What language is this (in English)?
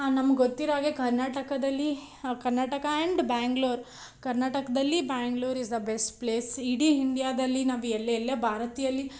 Kannada